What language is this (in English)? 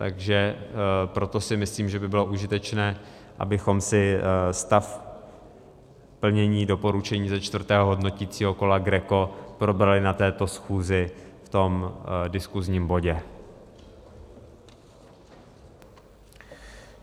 Czech